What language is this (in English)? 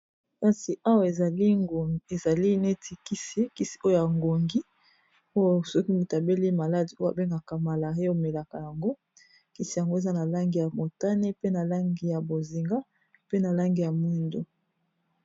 Lingala